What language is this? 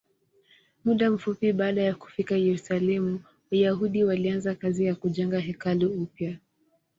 Swahili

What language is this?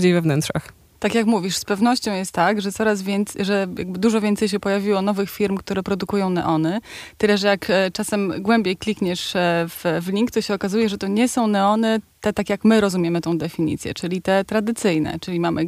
Polish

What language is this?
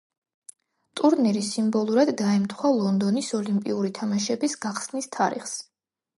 Georgian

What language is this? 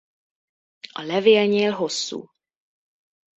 Hungarian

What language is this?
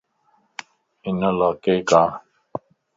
Lasi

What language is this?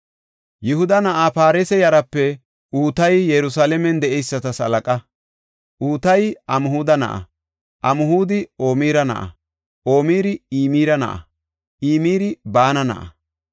Gofa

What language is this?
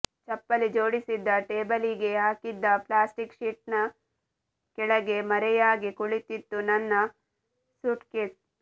Kannada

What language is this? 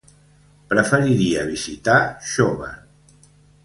Catalan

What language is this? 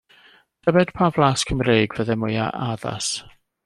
Welsh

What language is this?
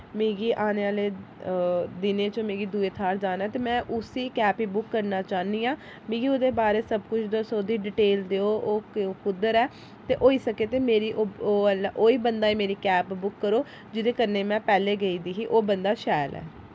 Dogri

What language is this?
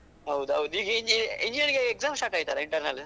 Kannada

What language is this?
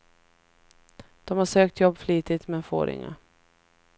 Swedish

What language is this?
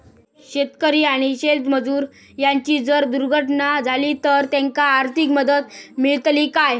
Marathi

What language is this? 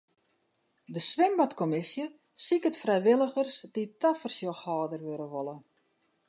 Western Frisian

